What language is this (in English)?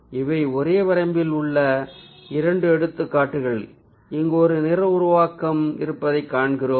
Tamil